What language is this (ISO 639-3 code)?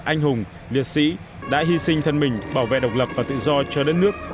vie